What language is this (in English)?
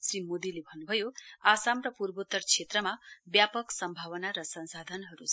Nepali